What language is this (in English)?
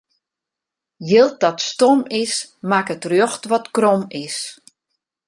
Western Frisian